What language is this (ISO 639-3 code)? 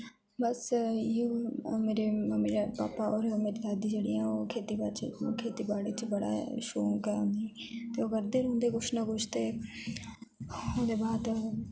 doi